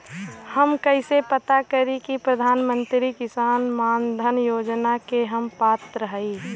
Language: Bhojpuri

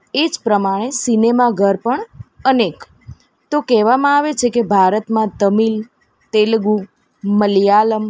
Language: Gujarati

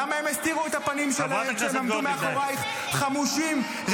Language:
Hebrew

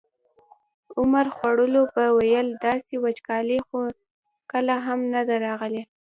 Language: Pashto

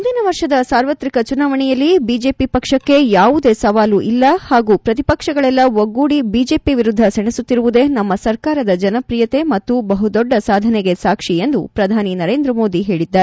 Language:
Kannada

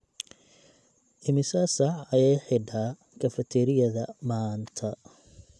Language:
Somali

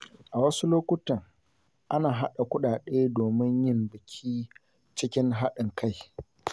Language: Hausa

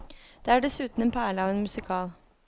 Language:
Norwegian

